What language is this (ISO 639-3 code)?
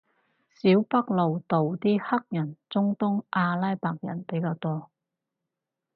yue